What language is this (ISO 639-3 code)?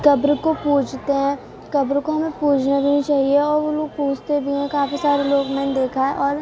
urd